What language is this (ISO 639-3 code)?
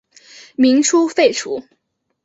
zho